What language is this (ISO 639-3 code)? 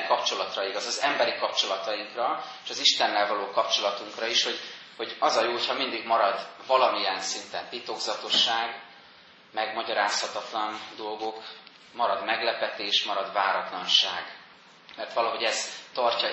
hun